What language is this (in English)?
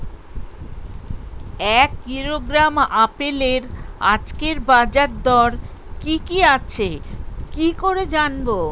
Bangla